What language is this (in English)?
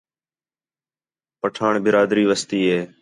Khetrani